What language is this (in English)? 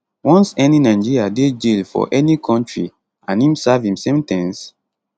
Nigerian Pidgin